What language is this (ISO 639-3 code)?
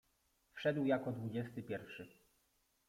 pol